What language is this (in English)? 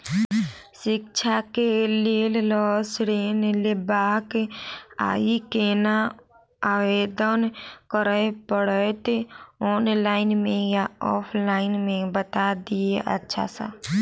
Maithili